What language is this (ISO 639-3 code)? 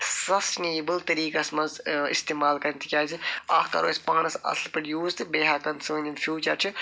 kas